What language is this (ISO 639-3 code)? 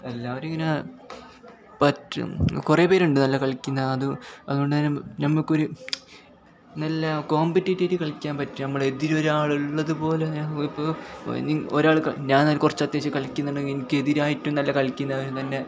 mal